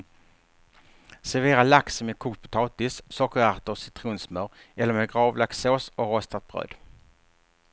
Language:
Swedish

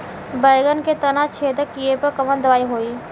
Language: Bhojpuri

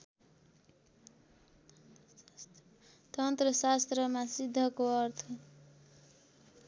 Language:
Nepali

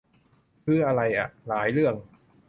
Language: Thai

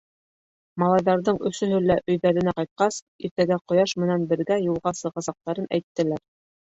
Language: Bashkir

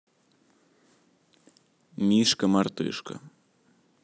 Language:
Russian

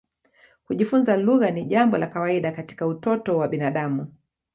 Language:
Swahili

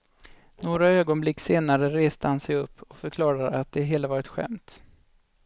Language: Swedish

